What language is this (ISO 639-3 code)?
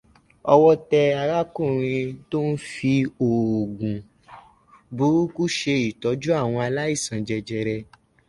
yor